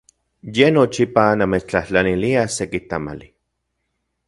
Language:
Central Puebla Nahuatl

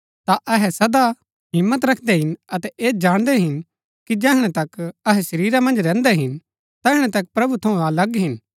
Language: Gaddi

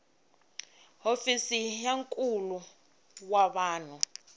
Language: Tsonga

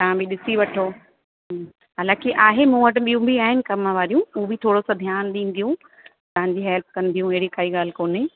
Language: Sindhi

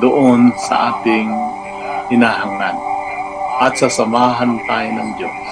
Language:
Filipino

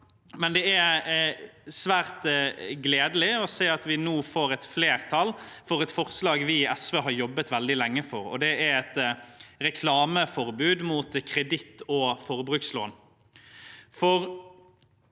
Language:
Norwegian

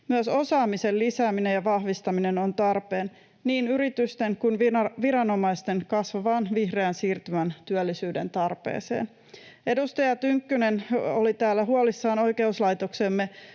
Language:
Finnish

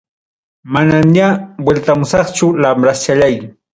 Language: Ayacucho Quechua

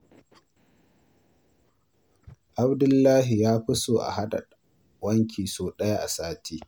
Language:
Hausa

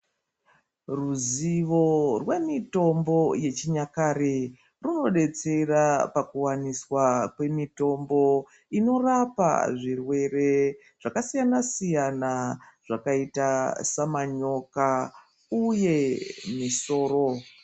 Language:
Ndau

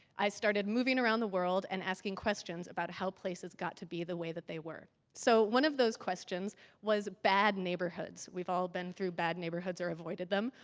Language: English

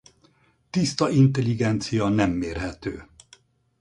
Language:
Hungarian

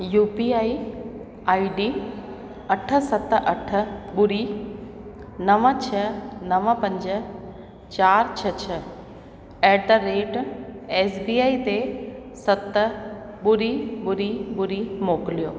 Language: Sindhi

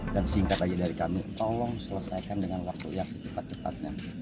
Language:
Indonesian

